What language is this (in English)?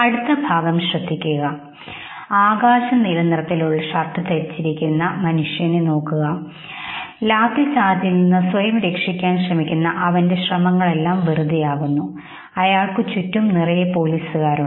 Malayalam